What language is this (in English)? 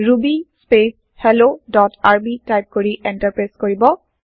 Assamese